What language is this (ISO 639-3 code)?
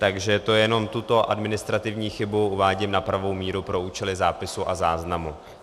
ces